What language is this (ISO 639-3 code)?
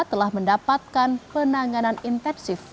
ind